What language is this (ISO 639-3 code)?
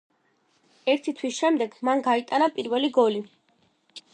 kat